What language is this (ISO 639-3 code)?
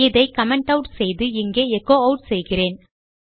tam